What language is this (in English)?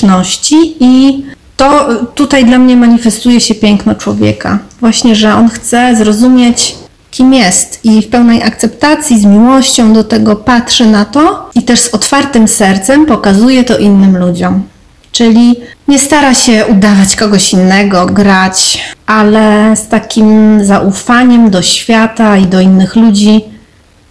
Polish